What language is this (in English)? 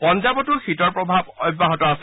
Assamese